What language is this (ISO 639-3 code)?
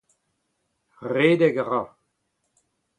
bre